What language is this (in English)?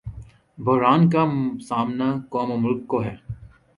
Urdu